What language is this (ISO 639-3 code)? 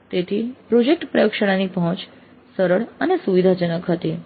guj